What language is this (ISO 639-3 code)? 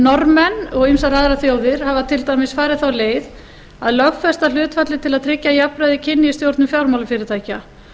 isl